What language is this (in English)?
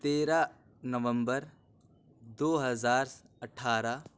Urdu